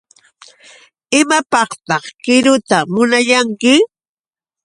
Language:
Yauyos Quechua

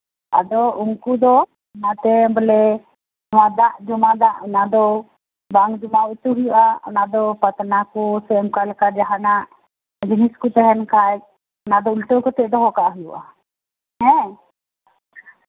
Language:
Santali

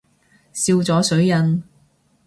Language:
Cantonese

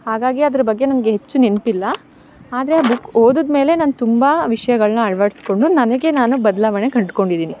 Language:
Kannada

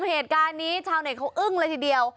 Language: Thai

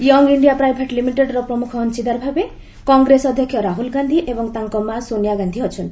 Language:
Odia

